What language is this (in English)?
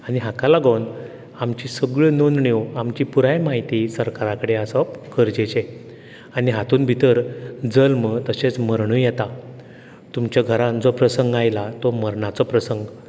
Konkani